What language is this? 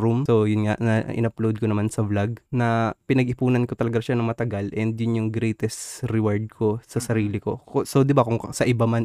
Filipino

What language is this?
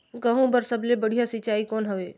Chhattisgarhi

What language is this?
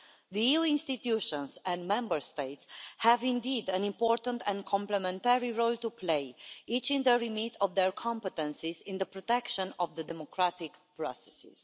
English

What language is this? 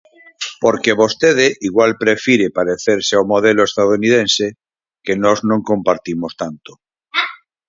Galician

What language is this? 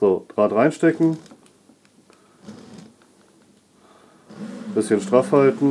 German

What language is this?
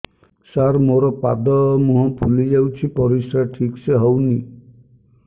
Odia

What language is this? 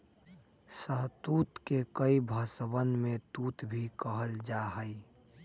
Magahi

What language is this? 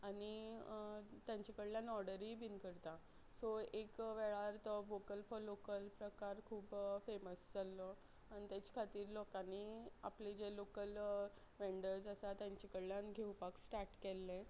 Konkani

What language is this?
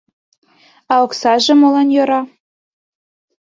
Mari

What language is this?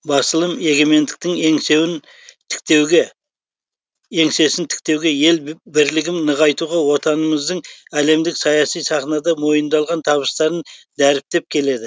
Kazakh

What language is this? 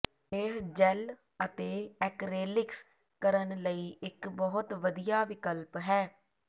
Punjabi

